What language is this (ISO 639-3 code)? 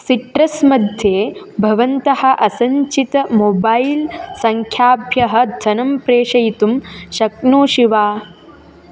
san